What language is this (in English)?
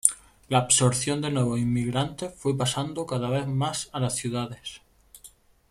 Spanish